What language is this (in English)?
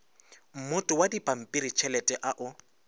Northern Sotho